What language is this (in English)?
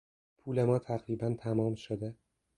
Persian